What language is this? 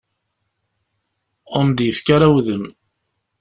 Kabyle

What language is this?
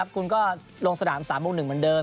Thai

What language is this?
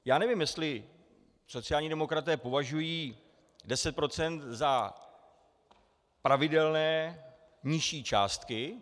Czech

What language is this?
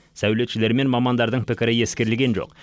Kazakh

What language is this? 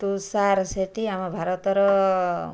Odia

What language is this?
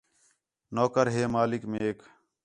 Khetrani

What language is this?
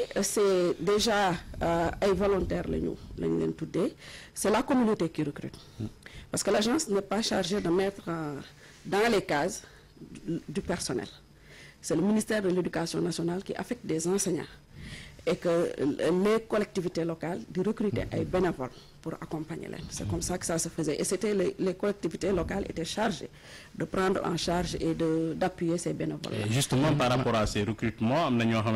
French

